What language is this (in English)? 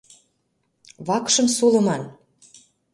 Mari